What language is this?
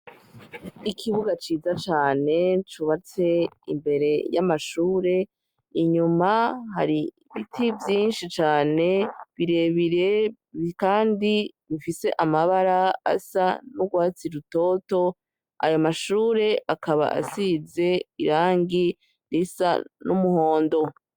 Rundi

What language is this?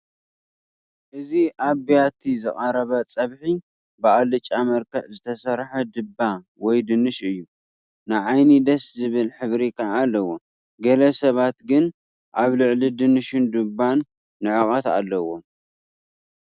Tigrinya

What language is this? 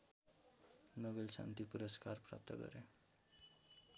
Nepali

